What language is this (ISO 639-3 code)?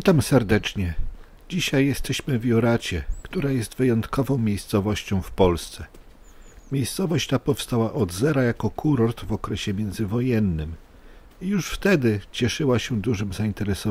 pol